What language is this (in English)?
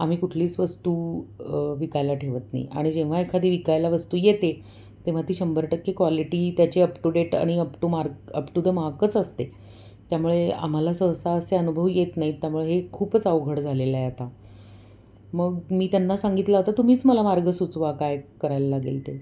Marathi